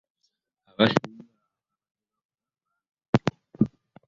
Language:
Ganda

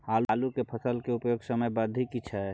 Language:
Maithili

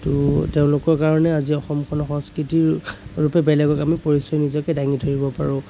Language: Assamese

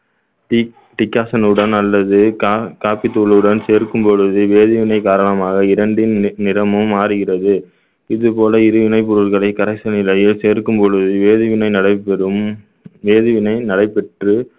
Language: Tamil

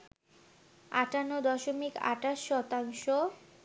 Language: Bangla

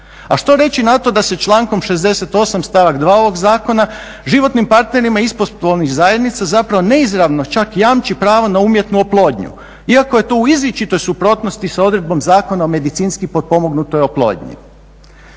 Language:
Croatian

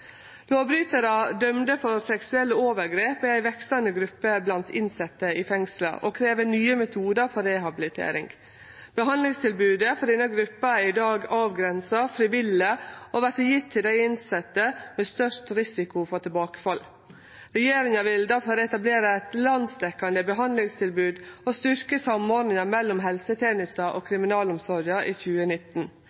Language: Norwegian Nynorsk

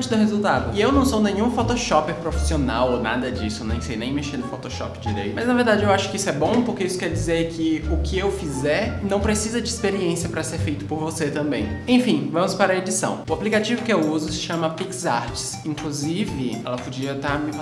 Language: Portuguese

